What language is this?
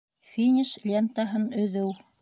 Bashkir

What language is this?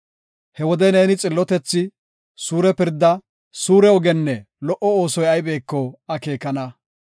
Gofa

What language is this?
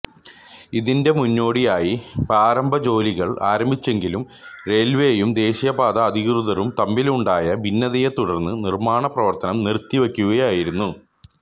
Malayalam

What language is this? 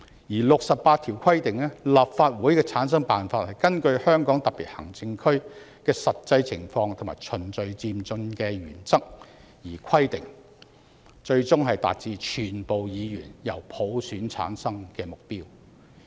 Cantonese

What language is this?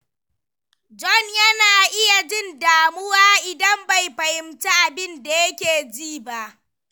Hausa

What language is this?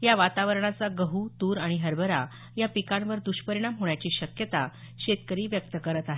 Marathi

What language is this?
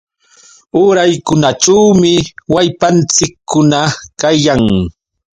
Yauyos Quechua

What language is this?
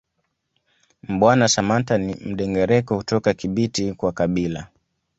Swahili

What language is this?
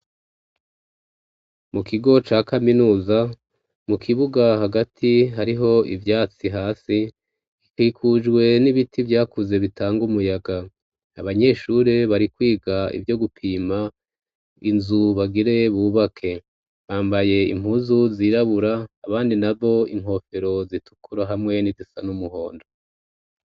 Rundi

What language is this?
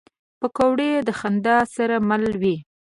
Pashto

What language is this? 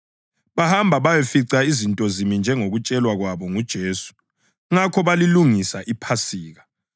North Ndebele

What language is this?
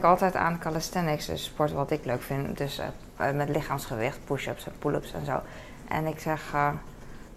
Dutch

